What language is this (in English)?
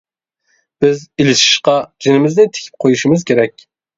Uyghur